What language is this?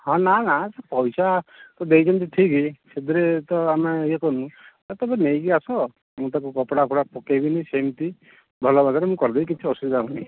Odia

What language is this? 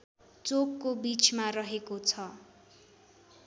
Nepali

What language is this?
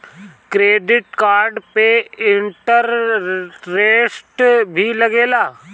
Bhojpuri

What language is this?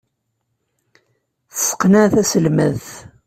Kabyle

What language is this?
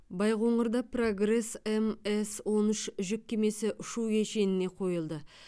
Kazakh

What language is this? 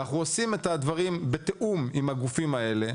Hebrew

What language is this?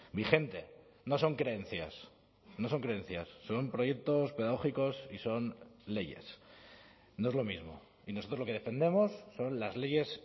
Spanish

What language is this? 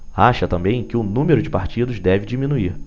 Portuguese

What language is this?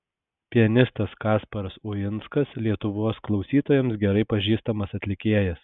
Lithuanian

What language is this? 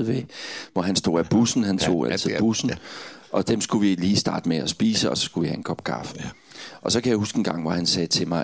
Danish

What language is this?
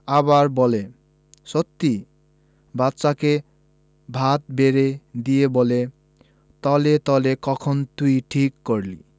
Bangla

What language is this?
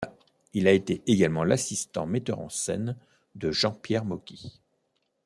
French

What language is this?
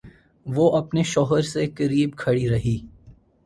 Urdu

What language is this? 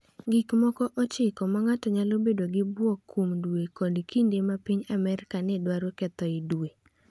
Luo (Kenya and Tanzania)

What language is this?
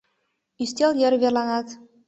Mari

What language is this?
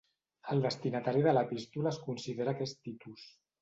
Catalan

